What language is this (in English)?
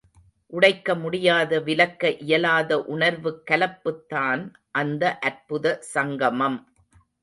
Tamil